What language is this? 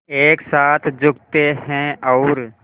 Hindi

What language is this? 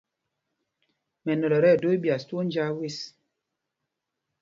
Mpumpong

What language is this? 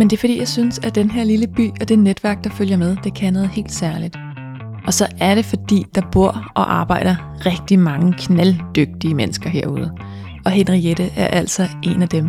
Danish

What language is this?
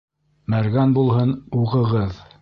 Bashkir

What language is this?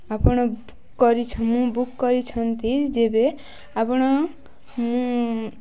Odia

